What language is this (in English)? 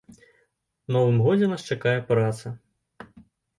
Belarusian